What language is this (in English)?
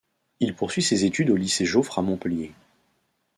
French